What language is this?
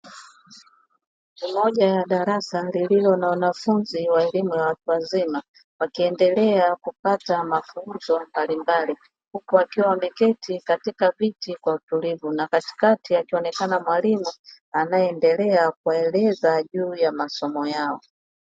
Swahili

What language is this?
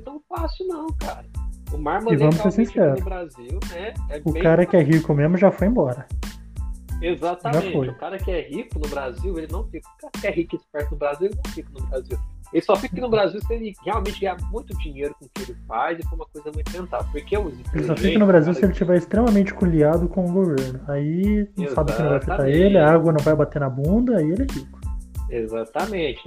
Portuguese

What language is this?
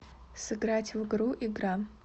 Russian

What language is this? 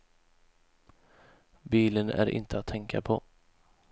Swedish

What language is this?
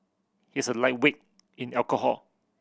English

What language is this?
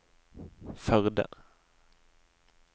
Norwegian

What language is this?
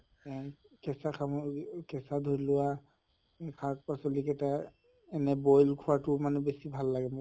Assamese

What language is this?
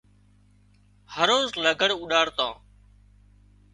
Wadiyara Koli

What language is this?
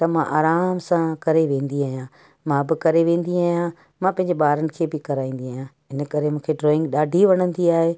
Sindhi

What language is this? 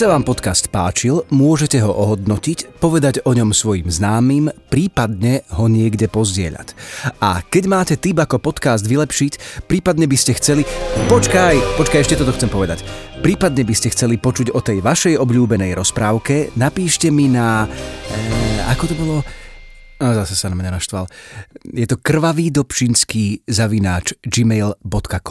Slovak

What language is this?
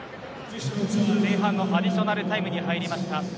Japanese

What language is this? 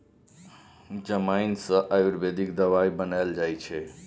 Maithili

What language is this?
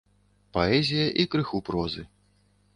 Belarusian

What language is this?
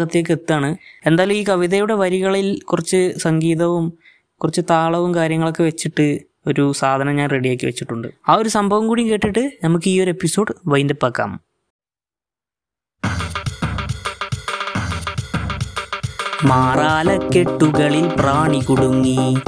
Malayalam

